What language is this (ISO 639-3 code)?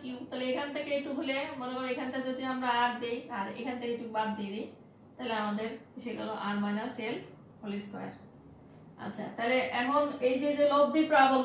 hin